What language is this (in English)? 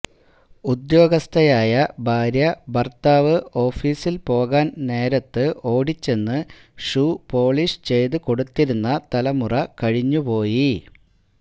Malayalam